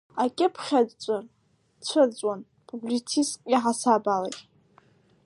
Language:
Abkhazian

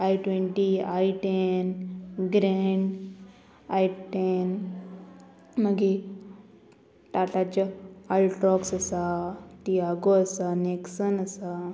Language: Konkani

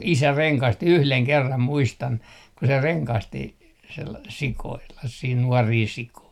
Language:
Finnish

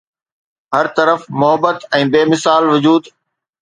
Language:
Sindhi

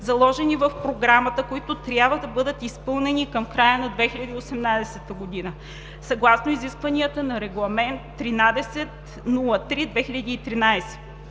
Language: Bulgarian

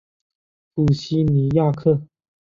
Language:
Chinese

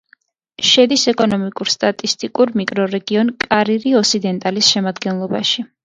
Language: Georgian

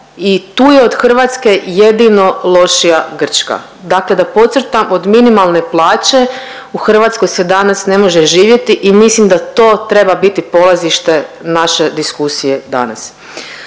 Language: Croatian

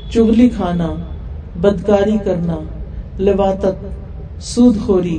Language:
Urdu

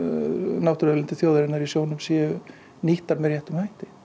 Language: Icelandic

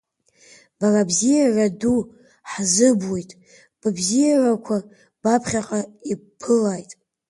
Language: Abkhazian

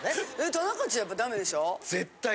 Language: Japanese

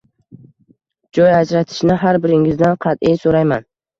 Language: Uzbek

